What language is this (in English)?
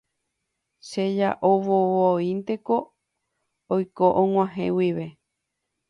Guarani